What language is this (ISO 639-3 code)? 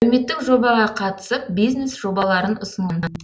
kaz